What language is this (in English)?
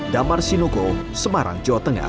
Indonesian